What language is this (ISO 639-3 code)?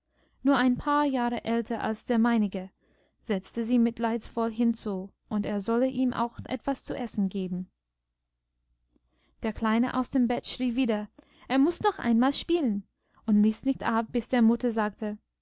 deu